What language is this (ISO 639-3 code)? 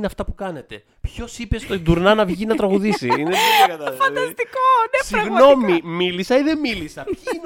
ell